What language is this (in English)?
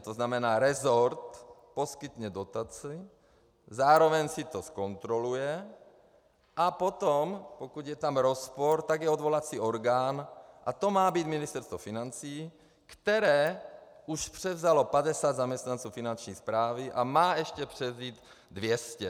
Czech